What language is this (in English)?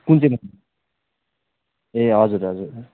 Nepali